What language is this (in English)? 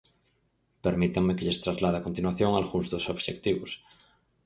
Galician